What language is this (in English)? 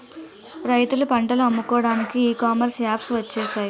Telugu